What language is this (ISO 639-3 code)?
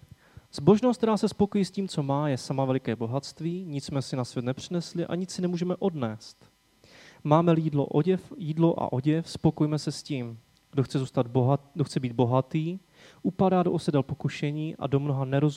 ces